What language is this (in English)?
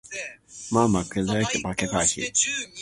Japanese